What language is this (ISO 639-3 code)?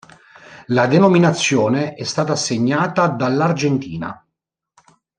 ita